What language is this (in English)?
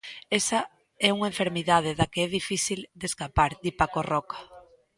Galician